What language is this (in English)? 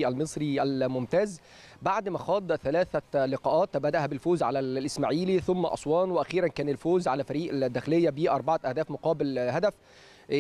Arabic